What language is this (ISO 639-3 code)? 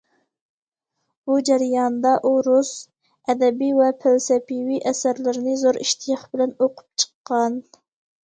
uig